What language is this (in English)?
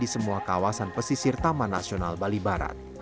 Indonesian